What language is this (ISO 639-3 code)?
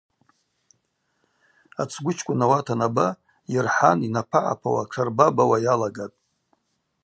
abq